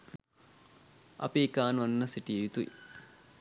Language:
Sinhala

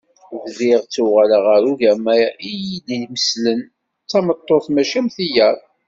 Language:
Kabyle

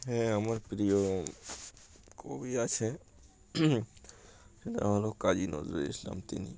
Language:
Bangla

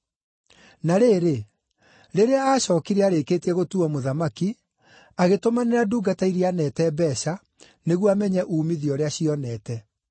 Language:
Kikuyu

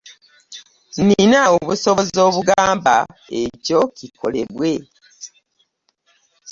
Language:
Ganda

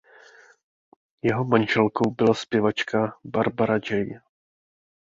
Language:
Czech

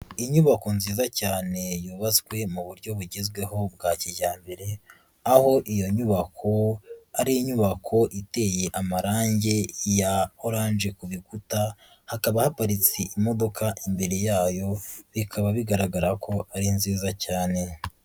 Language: Kinyarwanda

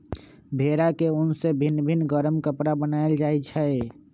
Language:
Magahi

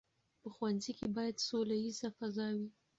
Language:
Pashto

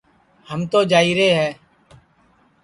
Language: Sansi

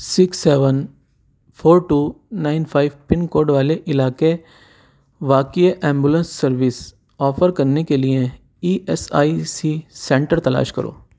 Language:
Urdu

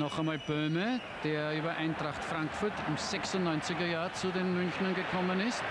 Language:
German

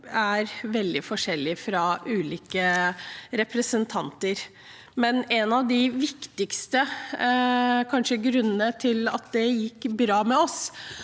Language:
Norwegian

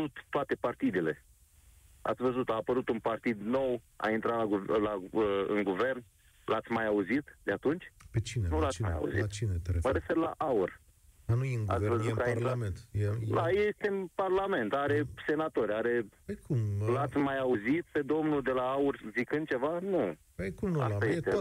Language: Romanian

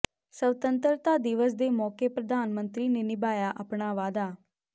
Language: Punjabi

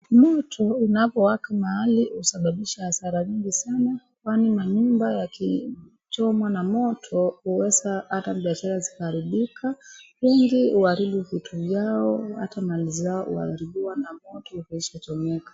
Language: Swahili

